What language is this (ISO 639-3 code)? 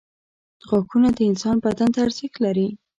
pus